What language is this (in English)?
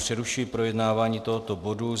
Czech